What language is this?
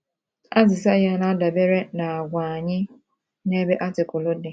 Igbo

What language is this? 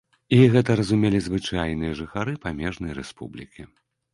Belarusian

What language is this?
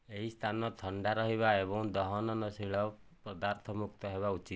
Odia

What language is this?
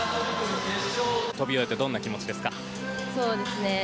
Japanese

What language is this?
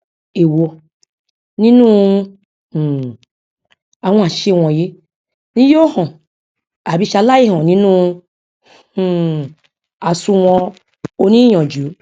Yoruba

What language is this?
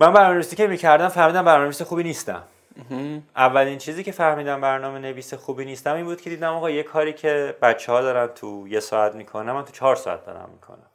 Persian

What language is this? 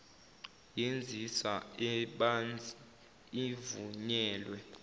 Zulu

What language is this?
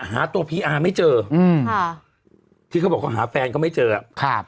Thai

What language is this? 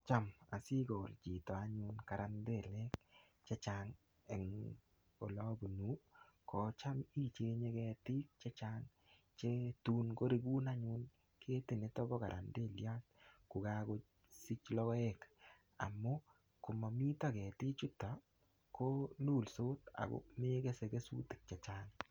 Kalenjin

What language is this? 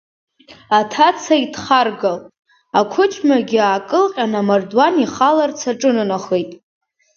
Abkhazian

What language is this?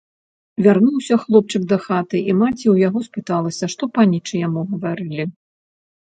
Belarusian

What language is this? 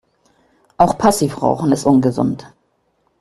German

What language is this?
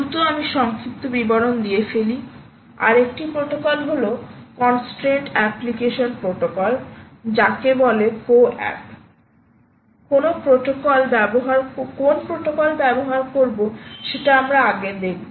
Bangla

